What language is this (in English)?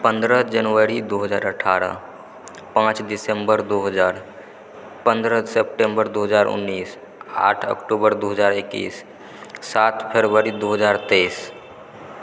Maithili